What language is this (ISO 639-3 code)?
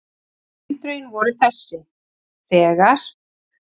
isl